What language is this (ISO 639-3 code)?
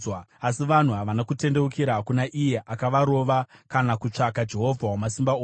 sna